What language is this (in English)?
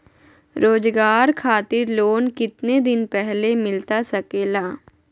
Magahi